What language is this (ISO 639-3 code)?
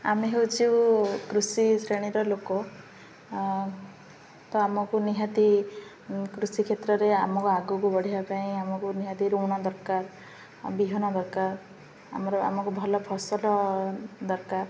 ori